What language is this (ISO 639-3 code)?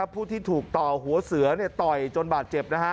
tha